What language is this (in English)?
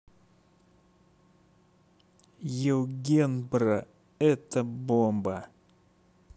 Russian